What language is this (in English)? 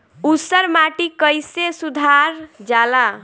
Bhojpuri